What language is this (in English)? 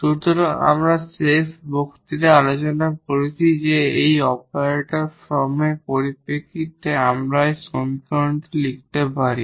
Bangla